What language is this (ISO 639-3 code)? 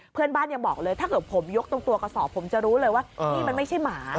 tha